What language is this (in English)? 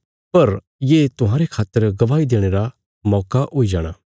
Bilaspuri